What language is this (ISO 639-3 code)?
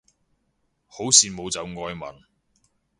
yue